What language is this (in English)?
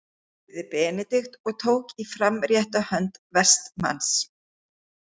Icelandic